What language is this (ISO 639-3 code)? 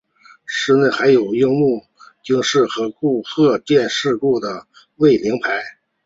zho